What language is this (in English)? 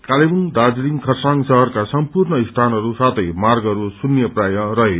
Nepali